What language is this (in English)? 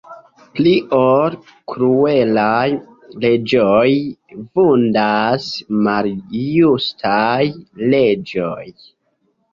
Esperanto